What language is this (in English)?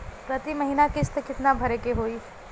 Bhojpuri